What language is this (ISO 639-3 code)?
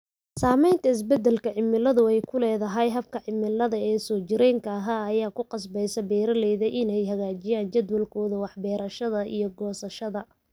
som